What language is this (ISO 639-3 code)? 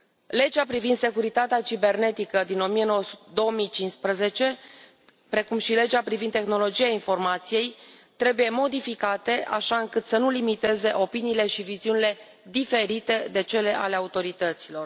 ron